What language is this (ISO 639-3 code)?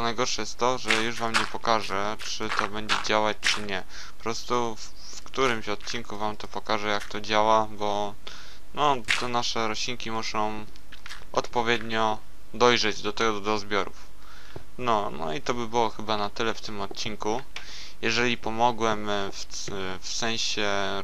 pol